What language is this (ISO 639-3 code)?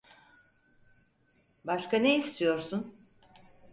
tur